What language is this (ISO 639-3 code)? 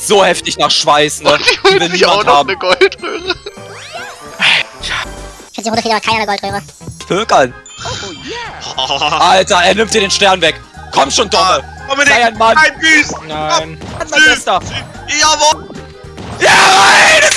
deu